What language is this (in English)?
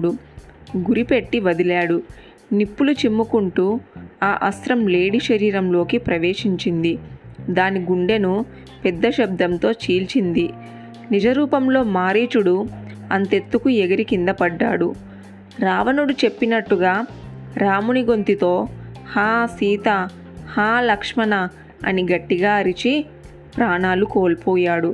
Telugu